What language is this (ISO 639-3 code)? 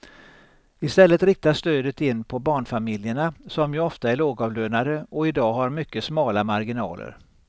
swe